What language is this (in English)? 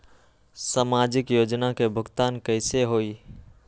Magahi